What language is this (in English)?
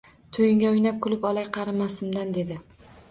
Uzbek